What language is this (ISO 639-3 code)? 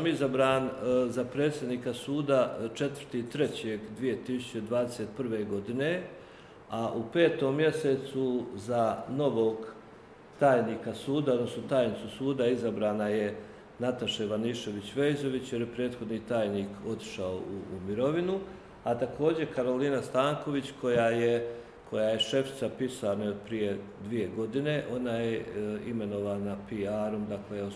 hrv